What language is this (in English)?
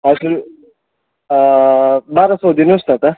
Nepali